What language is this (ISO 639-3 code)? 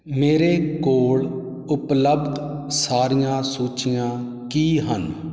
pan